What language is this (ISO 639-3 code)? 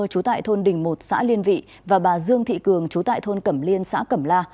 vie